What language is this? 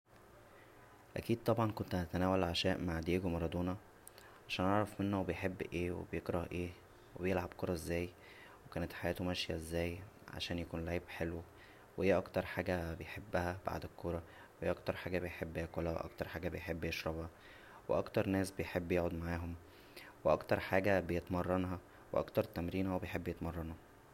Egyptian Arabic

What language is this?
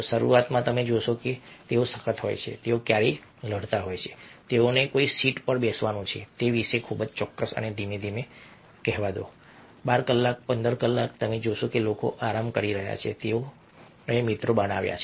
Gujarati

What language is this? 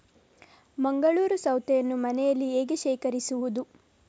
Kannada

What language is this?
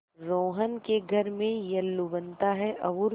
Hindi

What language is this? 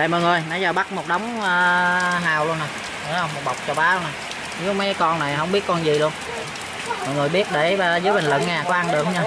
Vietnamese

